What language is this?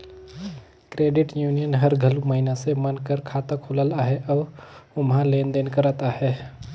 Chhattisgarhi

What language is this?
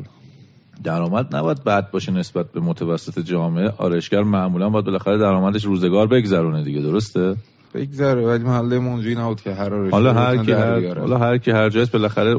Persian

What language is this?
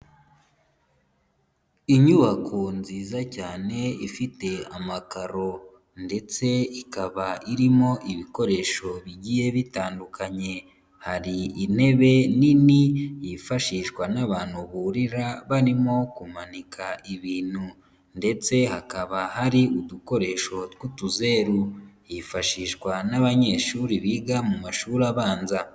Kinyarwanda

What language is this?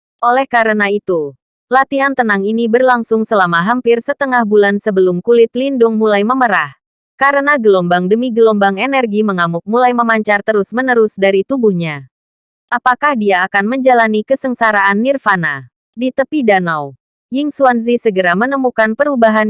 Indonesian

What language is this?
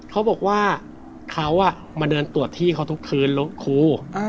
Thai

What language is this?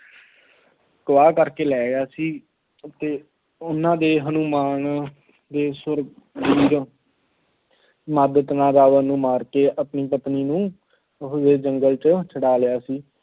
Punjabi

